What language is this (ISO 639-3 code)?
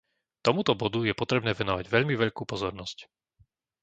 slk